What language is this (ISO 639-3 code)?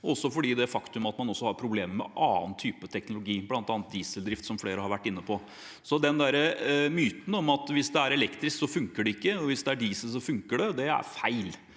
nor